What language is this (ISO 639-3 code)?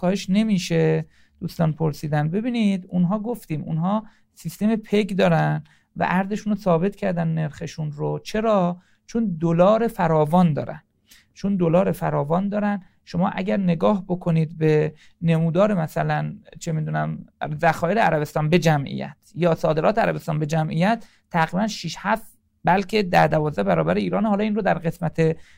fas